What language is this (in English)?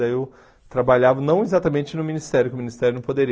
Portuguese